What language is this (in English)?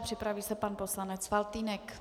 Czech